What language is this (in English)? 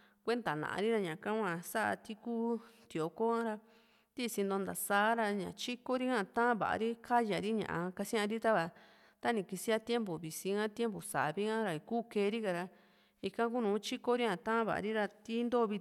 Juxtlahuaca Mixtec